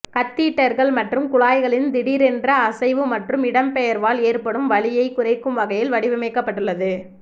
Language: Tamil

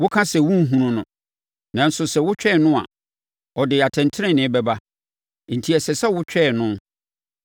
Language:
Akan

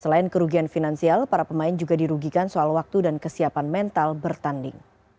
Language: Indonesian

